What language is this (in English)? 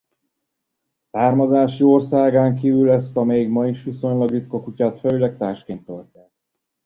Hungarian